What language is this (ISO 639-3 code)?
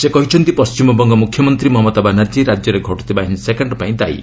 ori